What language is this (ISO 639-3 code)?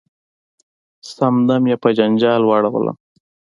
pus